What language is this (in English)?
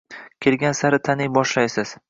Uzbek